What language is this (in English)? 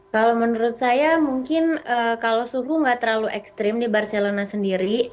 Indonesian